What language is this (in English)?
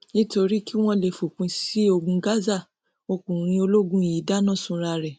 Yoruba